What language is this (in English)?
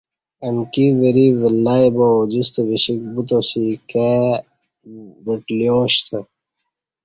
Kati